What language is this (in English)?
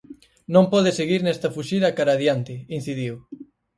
Galician